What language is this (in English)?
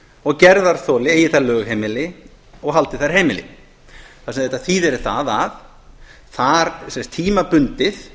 Icelandic